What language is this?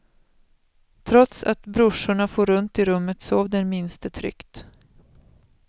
Swedish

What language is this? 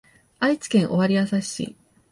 Japanese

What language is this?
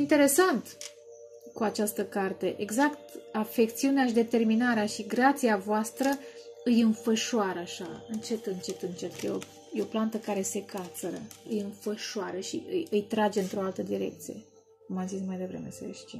Romanian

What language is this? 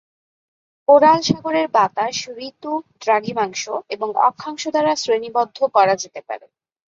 Bangla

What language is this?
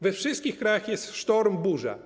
Polish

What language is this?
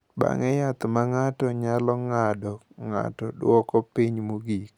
Luo (Kenya and Tanzania)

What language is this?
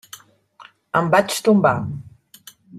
Catalan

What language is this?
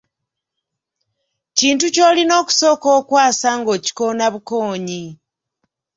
Ganda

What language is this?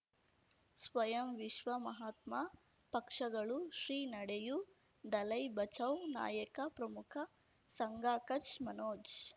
Kannada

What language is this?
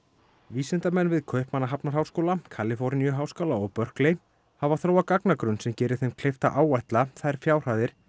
Icelandic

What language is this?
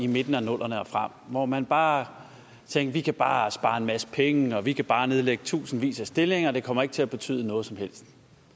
Danish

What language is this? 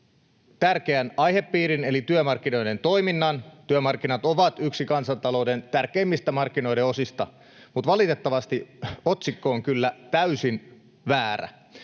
Finnish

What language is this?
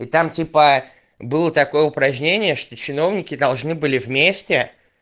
Russian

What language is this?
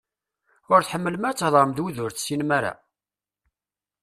Kabyle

